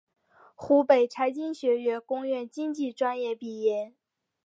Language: Chinese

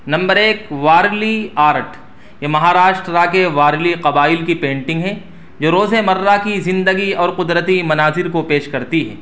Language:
Urdu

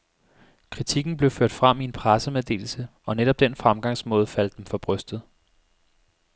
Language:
Danish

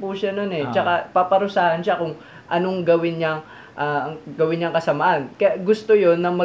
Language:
Filipino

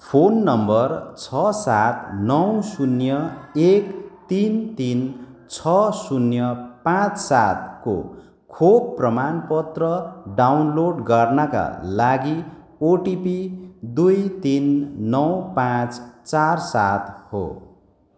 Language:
Nepali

